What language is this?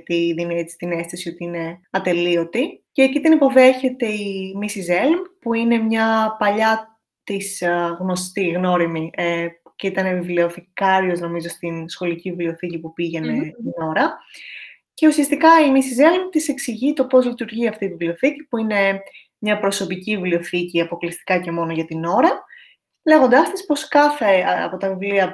Greek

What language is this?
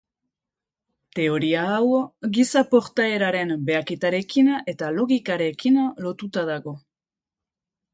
Basque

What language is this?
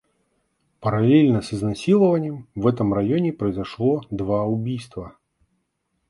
Russian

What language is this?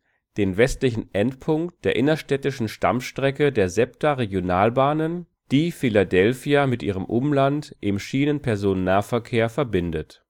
German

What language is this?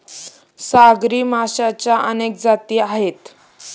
Marathi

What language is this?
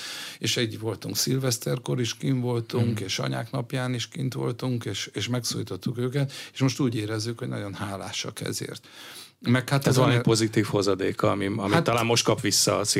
Hungarian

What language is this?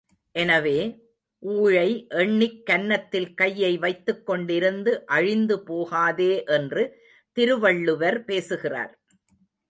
Tamil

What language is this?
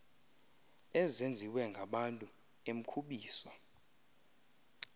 Xhosa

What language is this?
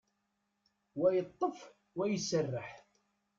Kabyle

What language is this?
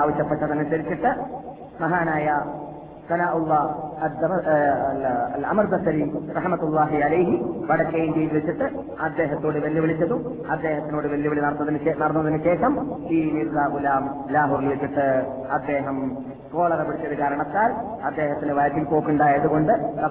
Malayalam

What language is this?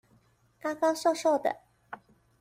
Chinese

